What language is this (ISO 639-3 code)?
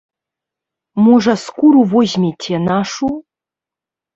bel